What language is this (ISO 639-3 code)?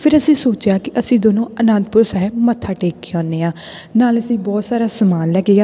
pan